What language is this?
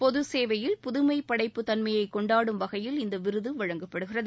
Tamil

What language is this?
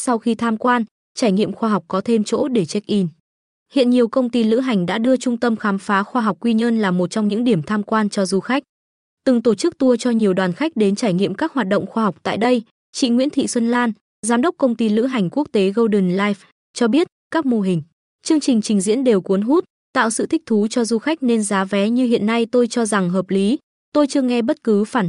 Vietnamese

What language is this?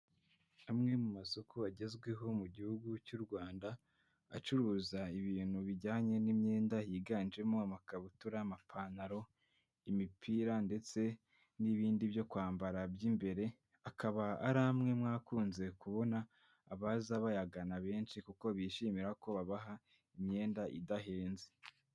Kinyarwanda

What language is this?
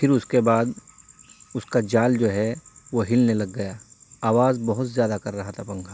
Urdu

